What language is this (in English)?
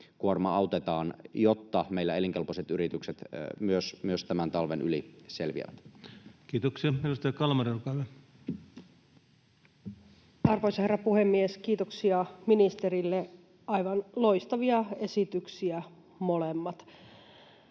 Finnish